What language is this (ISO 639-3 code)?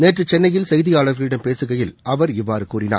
tam